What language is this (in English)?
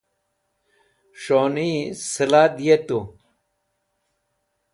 Wakhi